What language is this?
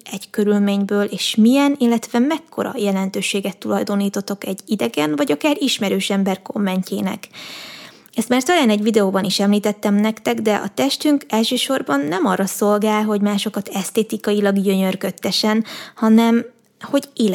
Hungarian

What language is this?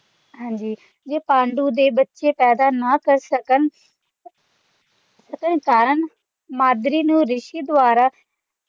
Punjabi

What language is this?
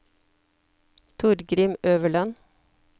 Norwegian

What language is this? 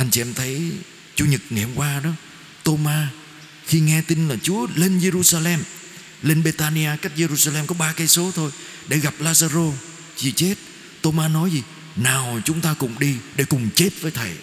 Vietnamese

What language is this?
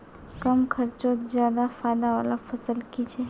Magahi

